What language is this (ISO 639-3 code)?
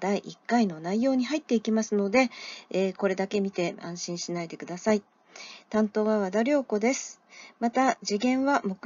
jpn